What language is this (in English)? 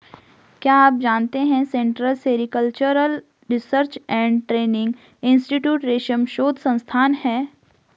Hindi